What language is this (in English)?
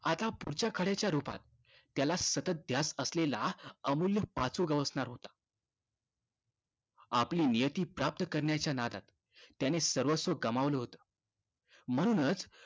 Marathi